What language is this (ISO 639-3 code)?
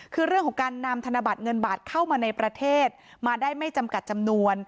tha